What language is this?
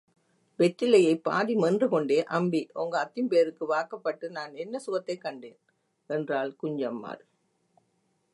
Tamil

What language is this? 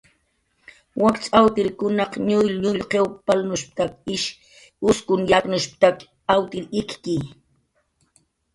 Jaqaru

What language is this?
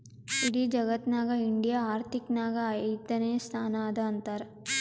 Kannada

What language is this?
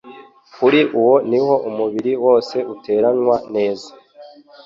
Kinyarwanda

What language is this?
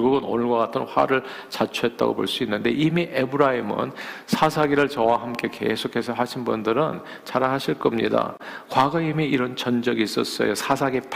Korean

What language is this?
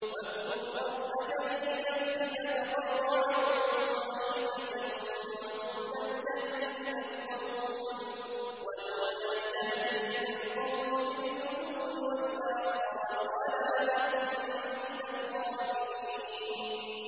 Arabic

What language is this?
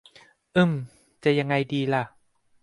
Thai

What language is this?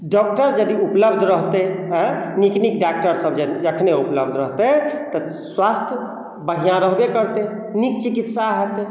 Maithili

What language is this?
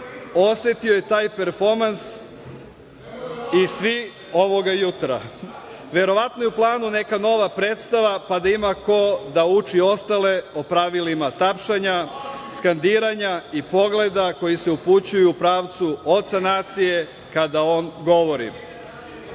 Serbian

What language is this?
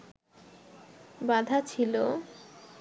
Bangla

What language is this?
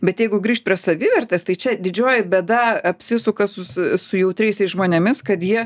Lithuanian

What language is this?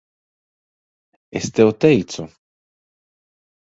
Latvian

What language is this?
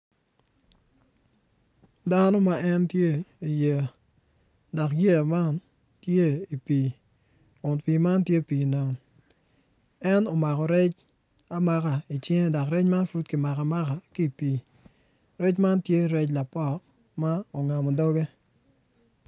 Acoli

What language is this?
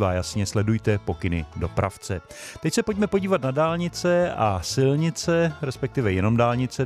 Czech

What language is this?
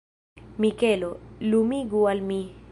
Esperanto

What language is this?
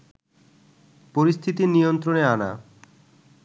Bangla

